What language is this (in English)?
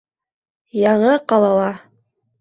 Bashkir